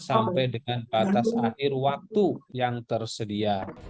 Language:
Indonesian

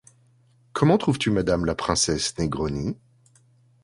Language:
French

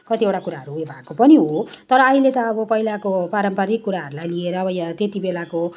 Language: Nepali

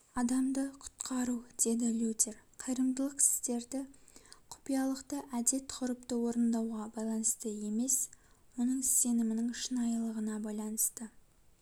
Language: Kazakh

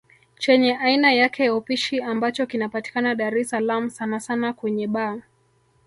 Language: Swahili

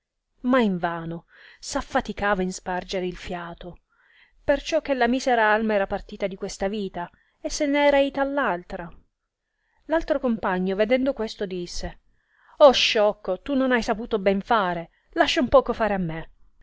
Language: Italian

